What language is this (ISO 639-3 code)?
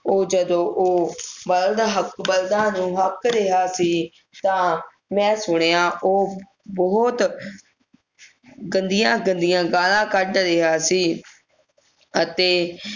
pan